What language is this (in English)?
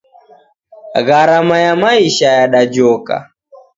Taita